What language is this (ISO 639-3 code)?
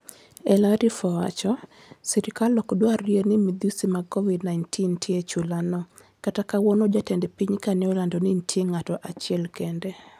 luo